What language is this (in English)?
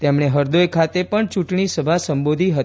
Gujarati